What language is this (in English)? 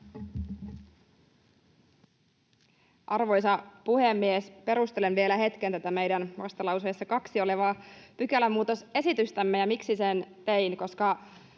Finnish